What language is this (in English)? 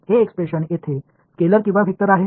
Marathi